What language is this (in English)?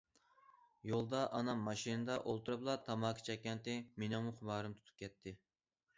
Uyghur